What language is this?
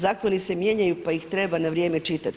Croatian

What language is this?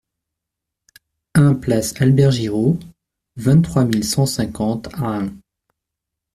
French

